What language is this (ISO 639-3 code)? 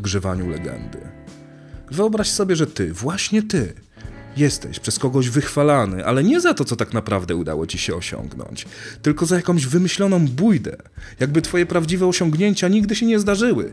pol